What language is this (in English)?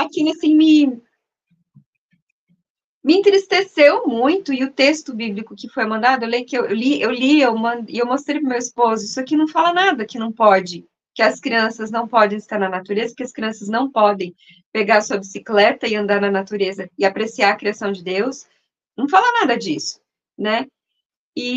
Portuguese